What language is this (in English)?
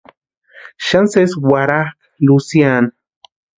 Western Highland Purepecha